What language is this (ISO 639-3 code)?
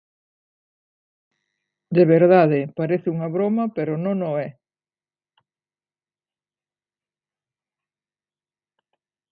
glg